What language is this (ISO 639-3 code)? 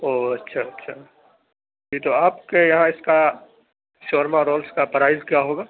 urd